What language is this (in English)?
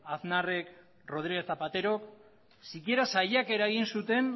Basque